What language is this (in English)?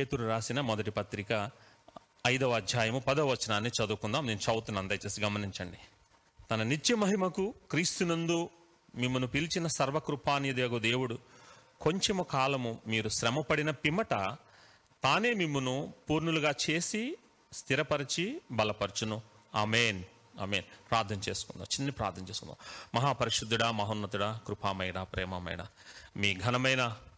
Telugu